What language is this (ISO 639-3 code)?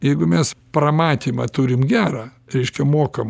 lit